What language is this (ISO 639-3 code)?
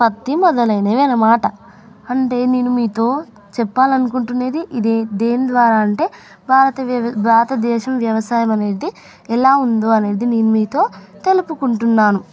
tel